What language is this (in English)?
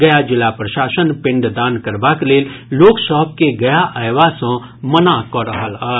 Maithili